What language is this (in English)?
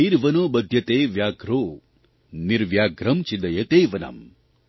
Gujarati